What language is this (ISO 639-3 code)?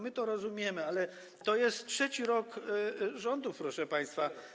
pol